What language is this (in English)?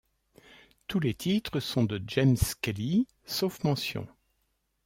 French